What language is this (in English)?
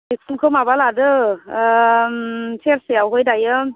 Bodo